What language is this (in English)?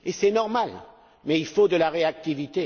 French